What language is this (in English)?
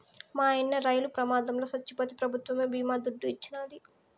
Telugu